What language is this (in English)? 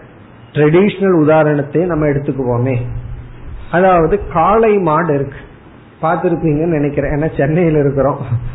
Tamil